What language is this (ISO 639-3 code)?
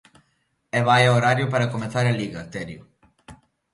glg